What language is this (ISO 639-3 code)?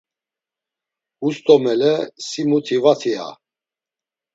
lzz